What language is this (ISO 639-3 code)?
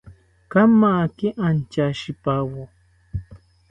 cpy